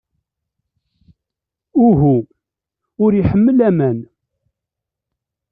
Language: Kabyle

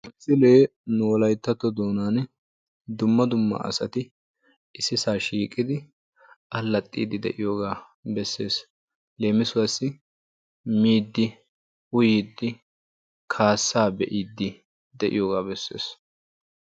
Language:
Wolaytta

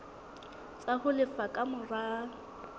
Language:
Southern Sotho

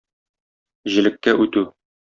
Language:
Tatar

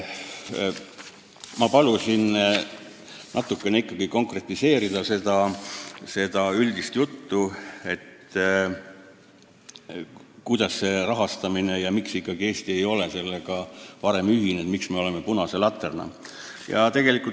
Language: Estonian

